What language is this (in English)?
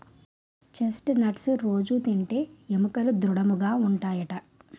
Telugu